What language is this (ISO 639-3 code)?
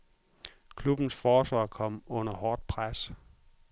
dan